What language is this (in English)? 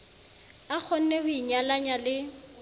Southern Sotho